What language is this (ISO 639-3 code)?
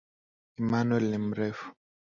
swa